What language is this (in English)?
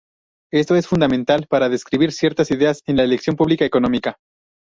Spanish